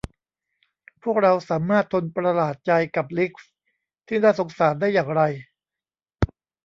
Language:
Thai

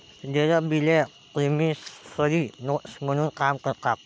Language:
Marathi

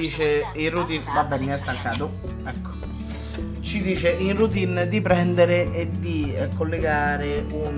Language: Italian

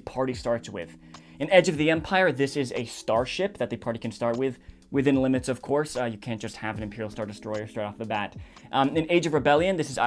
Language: English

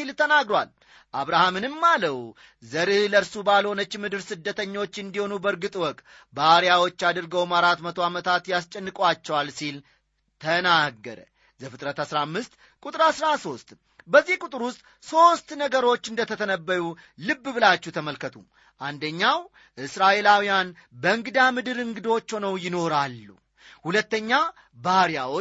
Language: Amharic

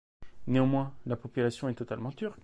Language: French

